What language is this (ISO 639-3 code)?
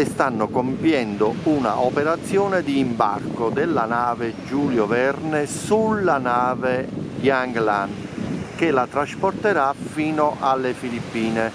ita